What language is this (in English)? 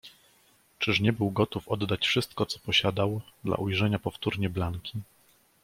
Polish